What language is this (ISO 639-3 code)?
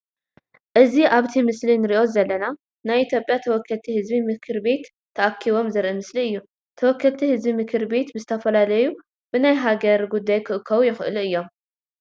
tir